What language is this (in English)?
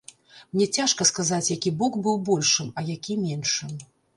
Belarusian